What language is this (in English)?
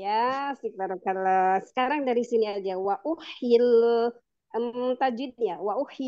Indonesian